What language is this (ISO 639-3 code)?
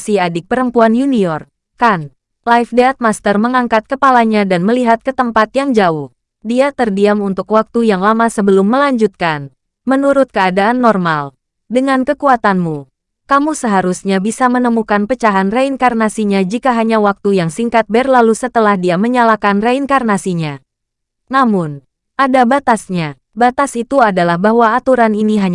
ind